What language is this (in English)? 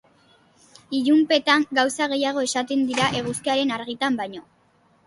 Basque